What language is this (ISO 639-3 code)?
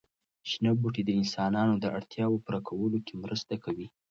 pus